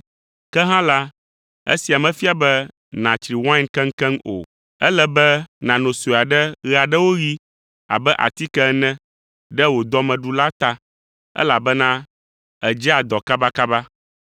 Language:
Ewe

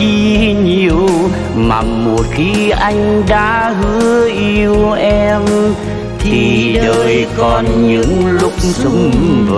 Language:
Vietnamese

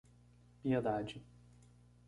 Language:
Portuguese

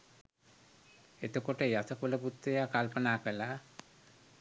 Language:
Sinhala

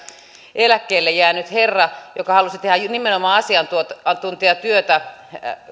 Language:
Finnish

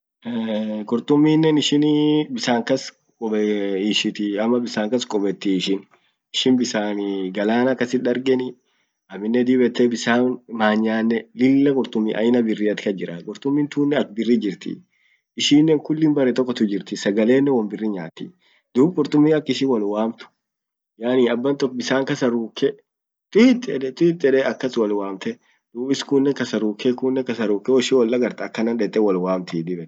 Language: Orma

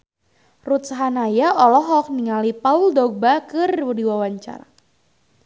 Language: Sundanese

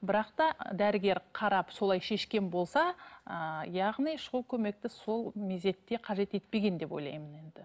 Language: Kazakh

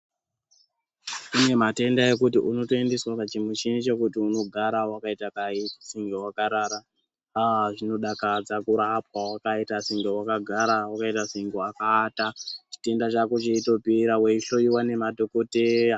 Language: Ndau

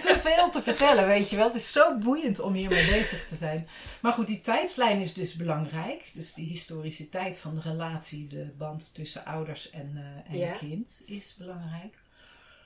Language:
Dutch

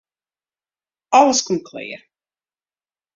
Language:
Western Frisian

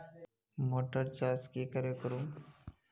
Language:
Magahi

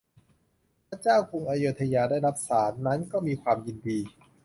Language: Thai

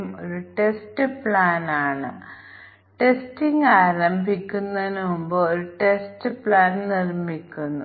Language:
Malayalam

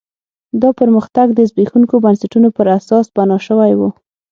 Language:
Pashto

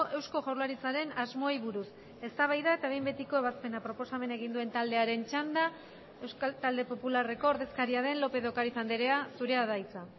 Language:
Basque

